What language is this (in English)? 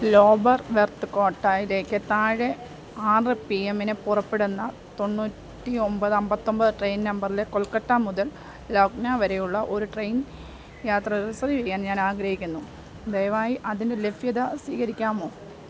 Malayalam